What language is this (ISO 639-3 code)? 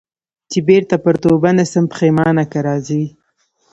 pus